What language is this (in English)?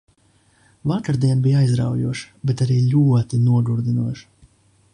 Latvian